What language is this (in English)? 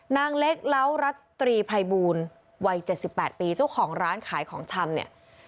Thai